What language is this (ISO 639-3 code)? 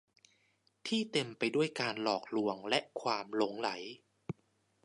tha